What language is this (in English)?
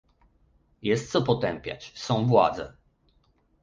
Polish